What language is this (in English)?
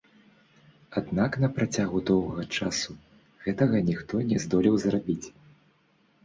Belarusian